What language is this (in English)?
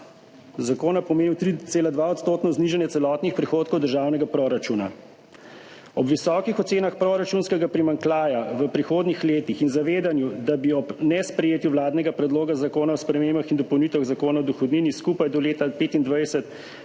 Slovenian